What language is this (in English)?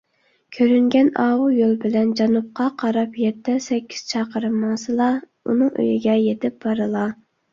Uyghur